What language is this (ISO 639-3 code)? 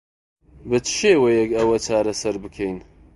ckb